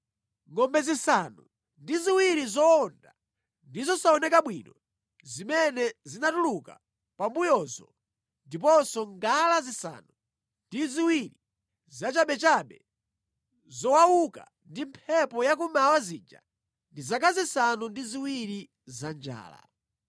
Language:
Nyanja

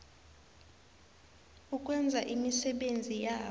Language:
South Ndebele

